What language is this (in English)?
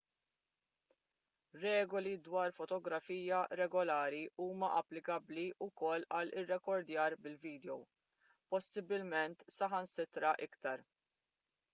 Maltese